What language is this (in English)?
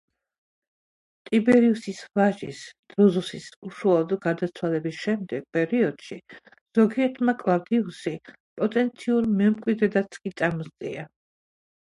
Georgian